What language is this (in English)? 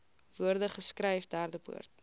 Afrikaans